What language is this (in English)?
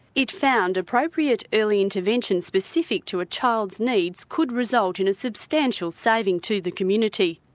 English